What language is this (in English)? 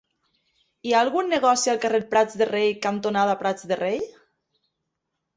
Catalan